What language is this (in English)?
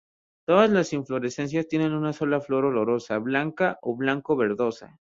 Spanish